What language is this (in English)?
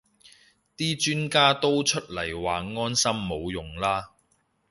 Cantonese